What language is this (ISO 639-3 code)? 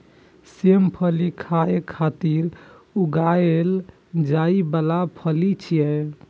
mai